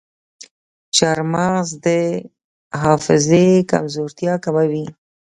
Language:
Pashto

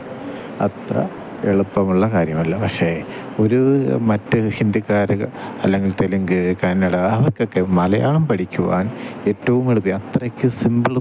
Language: Malayalam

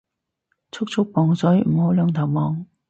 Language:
Cantonese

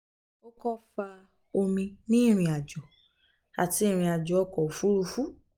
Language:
Yoruba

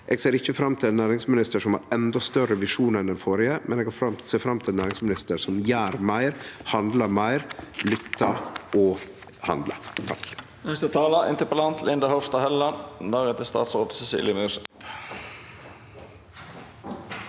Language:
Norwegian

